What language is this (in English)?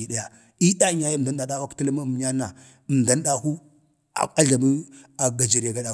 Bade